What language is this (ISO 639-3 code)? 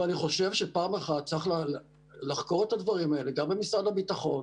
heb